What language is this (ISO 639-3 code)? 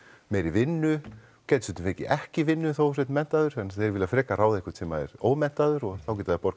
isl